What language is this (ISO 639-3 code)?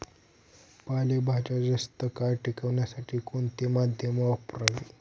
mar